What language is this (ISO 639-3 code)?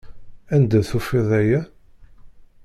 kab